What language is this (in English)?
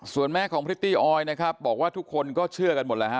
Thai